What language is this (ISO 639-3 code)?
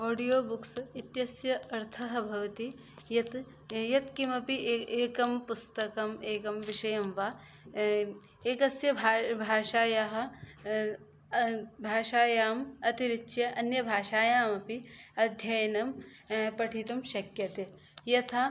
san